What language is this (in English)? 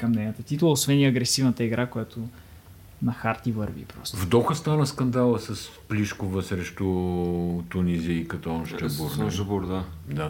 Bulgarian